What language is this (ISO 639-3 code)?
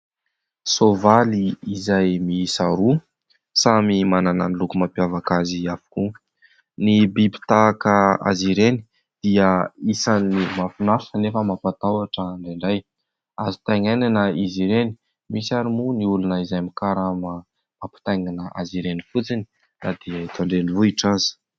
mlg